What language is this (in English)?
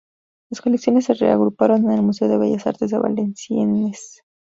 Spanish